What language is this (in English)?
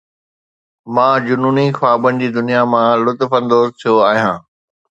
Sindhi